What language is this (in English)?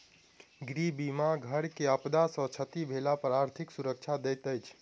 Maithili